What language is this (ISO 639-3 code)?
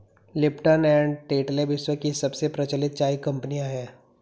hin